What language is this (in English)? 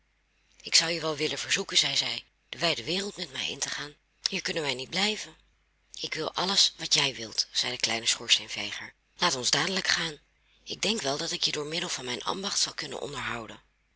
Dutch